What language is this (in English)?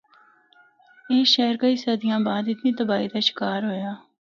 Northern Hindko